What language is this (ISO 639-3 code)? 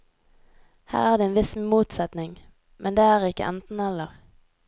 nor